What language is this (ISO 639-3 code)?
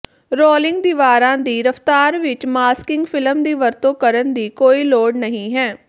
pan